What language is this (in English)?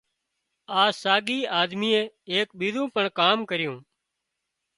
Wadiyara Koli